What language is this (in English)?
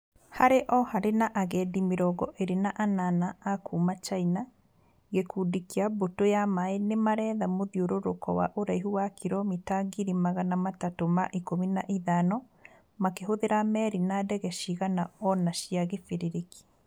Kikuyu